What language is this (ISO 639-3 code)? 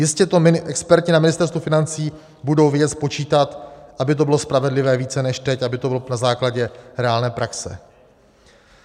ces